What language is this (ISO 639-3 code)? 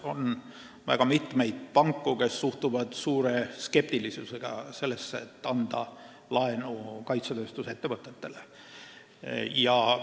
est